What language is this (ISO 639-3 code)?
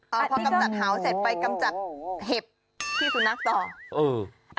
tha